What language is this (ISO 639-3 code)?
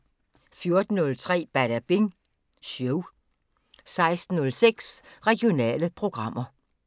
dan